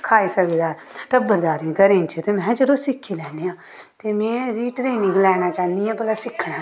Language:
Dogri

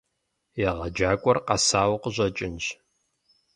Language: Kabardian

